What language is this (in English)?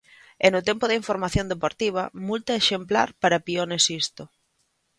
Galician